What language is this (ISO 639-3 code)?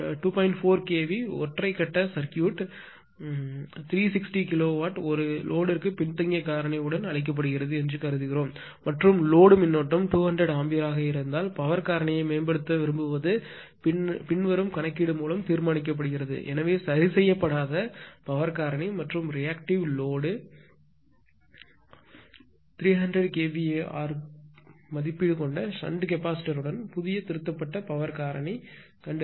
tam